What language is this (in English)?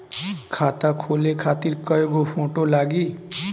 Bhojpuri